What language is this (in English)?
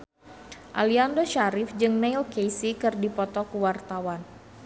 Sundanese